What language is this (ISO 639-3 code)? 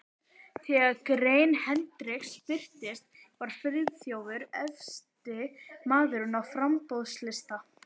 isl